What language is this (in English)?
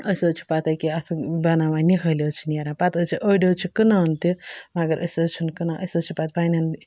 Kashmiri